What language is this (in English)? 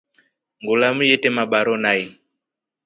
Rombo